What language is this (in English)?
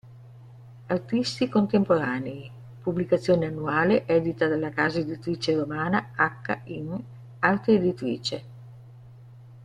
Italian